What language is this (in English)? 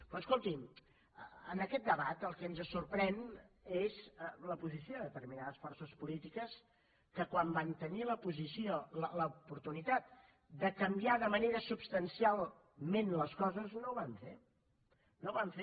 Catalan